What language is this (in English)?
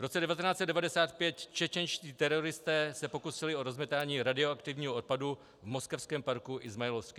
Czech